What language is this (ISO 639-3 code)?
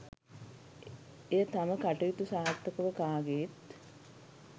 sin